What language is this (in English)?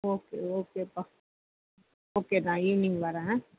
Tamil